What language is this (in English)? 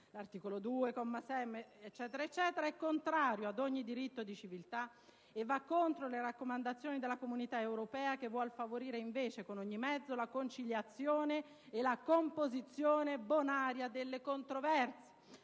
Italian